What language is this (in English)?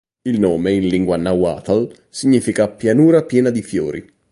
Italian